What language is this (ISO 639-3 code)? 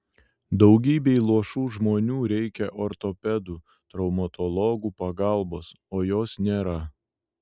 lit